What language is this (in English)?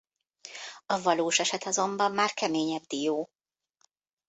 Hungarian